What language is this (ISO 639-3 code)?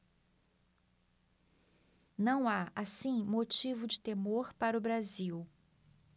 por